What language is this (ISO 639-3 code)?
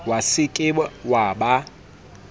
sot